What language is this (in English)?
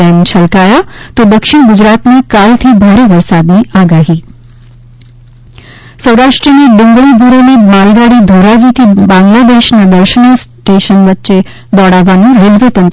Gujarati